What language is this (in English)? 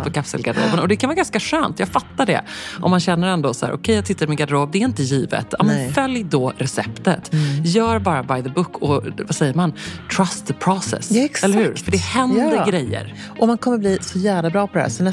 Swedish